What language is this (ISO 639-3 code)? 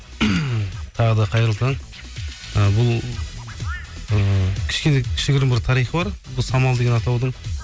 kaz